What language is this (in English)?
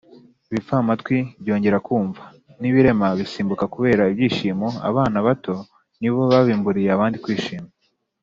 Kinyarwanda